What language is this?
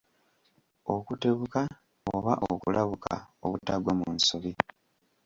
Ganda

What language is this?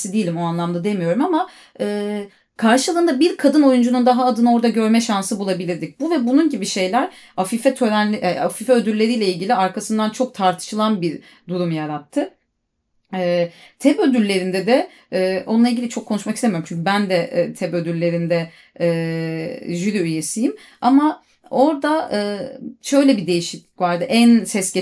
Turkish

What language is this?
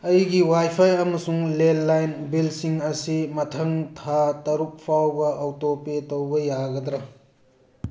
Manipuri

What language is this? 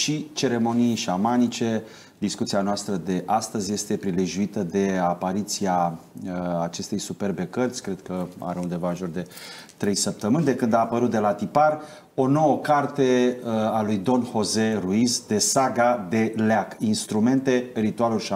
Romanian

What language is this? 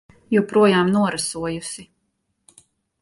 Latvian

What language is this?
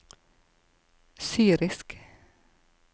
Norwegian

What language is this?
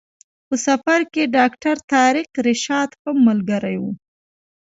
Pashto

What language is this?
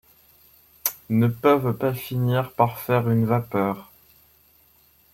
French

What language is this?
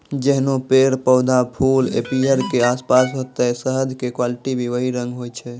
Maithili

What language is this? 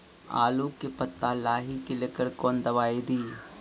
Maithili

